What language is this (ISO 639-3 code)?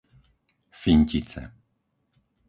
slk